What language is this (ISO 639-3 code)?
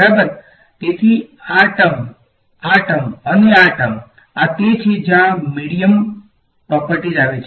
guj